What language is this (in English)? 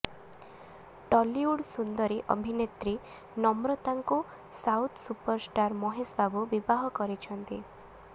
Odia